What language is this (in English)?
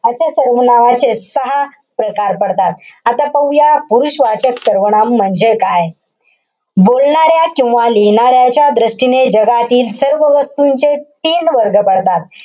Marathi